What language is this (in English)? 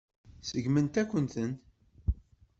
Kabyle